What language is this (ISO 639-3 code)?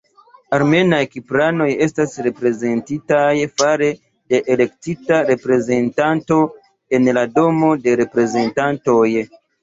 epo